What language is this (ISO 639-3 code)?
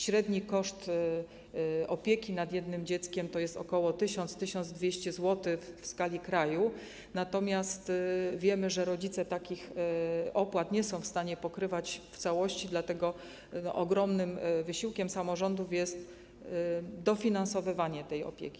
pol